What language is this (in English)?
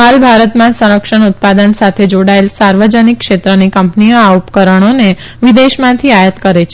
Gujarati